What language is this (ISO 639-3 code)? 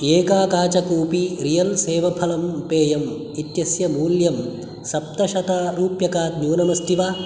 san